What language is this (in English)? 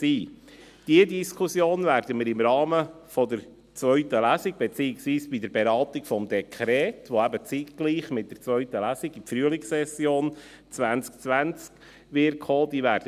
Swiss German